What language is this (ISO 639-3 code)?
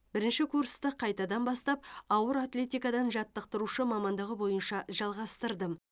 kaz